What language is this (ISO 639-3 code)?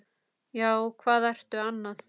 isl